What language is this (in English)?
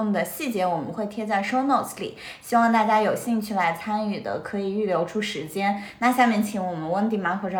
Chinese